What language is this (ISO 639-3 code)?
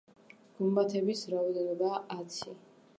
kat